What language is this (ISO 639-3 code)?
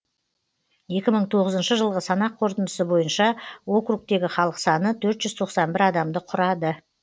kaz